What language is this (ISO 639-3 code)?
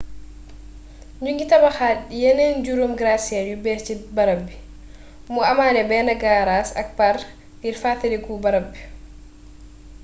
wol